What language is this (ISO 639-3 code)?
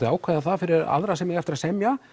isl